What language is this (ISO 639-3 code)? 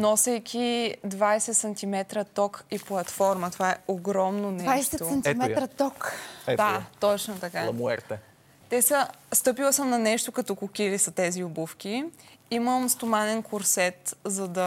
bul